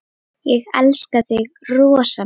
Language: Icelandic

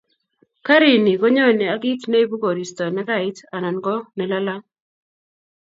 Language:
Kalenjin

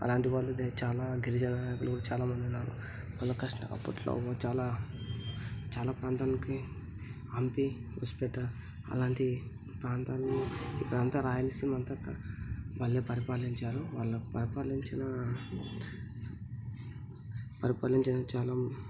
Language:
Telugu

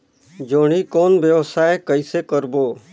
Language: Chhattisgarhi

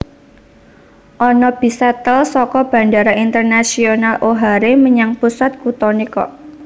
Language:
Javanese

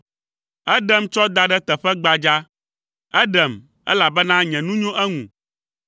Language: Ewe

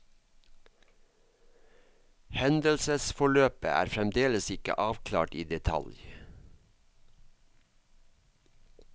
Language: Norwegian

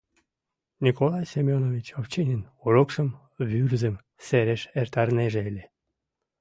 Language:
Mari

